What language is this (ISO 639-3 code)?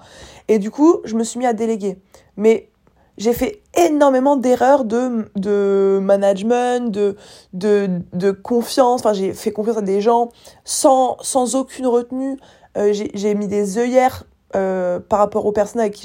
fra